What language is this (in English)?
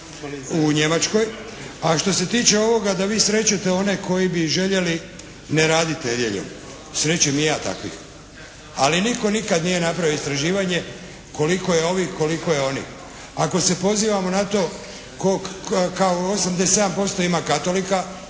Croatian